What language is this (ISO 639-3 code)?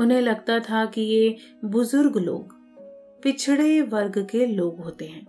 hin